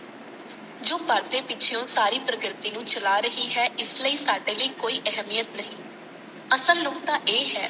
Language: Punjabi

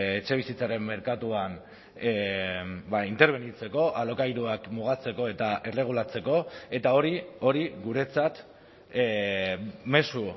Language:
Basque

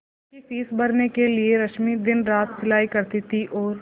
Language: Hindi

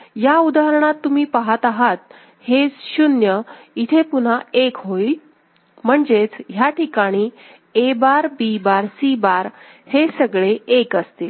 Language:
Marathi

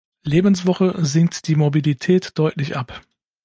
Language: German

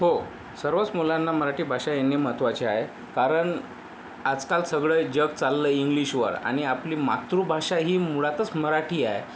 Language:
Marathi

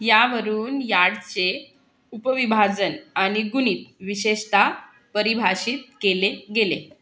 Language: Marathi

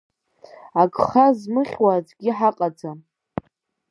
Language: Abkhazian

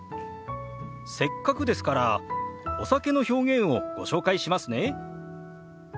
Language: Japanese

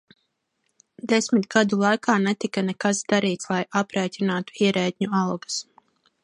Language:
Latvian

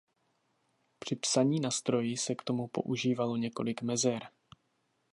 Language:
Czech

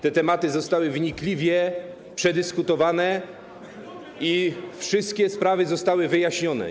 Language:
Polish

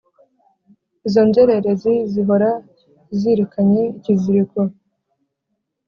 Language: Kinyarwanda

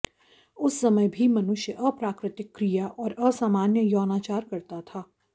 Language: Sanskrit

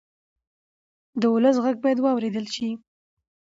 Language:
Pashto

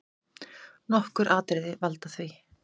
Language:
Icelandic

